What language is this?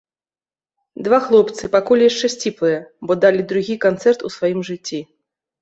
Belarusian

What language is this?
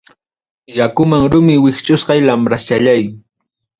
Ayacucho Quechua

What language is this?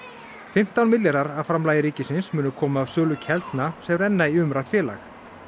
Icelandic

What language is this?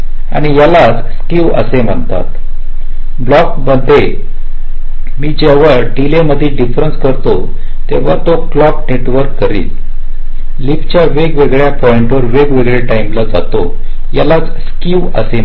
Marathi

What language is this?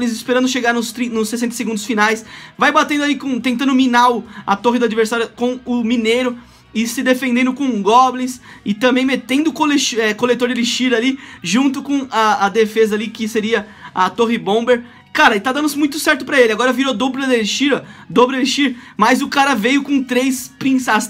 Portuguese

